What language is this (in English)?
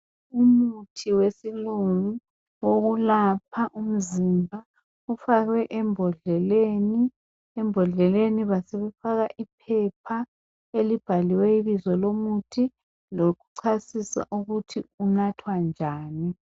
North Ndebele